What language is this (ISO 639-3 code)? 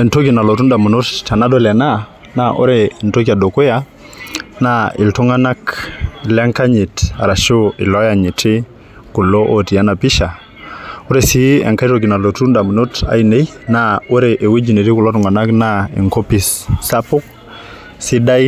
mas